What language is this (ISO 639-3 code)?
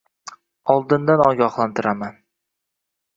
uzb